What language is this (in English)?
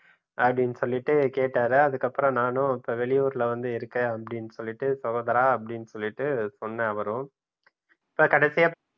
Tamil